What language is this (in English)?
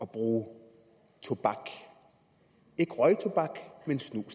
Danish